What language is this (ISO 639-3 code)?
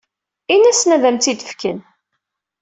kab